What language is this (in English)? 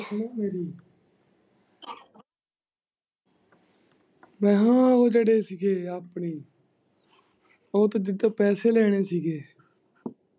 Punjabi